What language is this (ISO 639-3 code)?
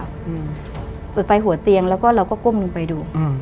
tha